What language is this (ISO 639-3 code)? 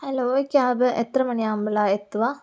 mal